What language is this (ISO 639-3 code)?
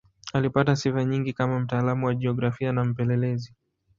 swa